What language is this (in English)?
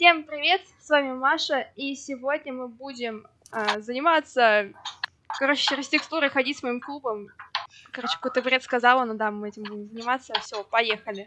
Russian